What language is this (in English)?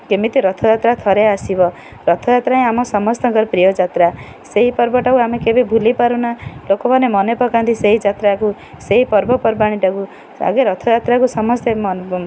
Odia